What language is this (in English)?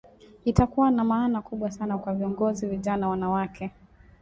Swahili